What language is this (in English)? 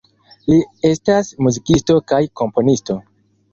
Esperanto